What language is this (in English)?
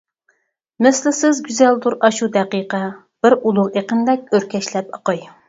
Uyghur